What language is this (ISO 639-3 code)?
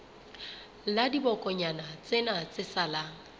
sot